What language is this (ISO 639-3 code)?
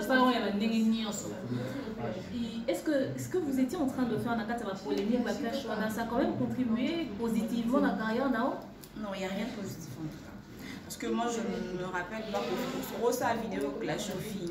fra